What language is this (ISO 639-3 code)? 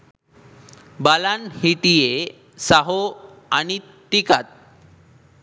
sin